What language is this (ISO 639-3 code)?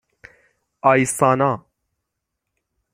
fas